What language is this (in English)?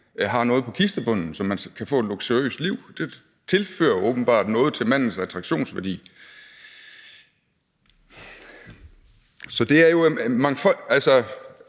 Danish